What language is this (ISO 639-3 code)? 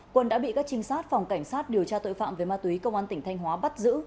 vie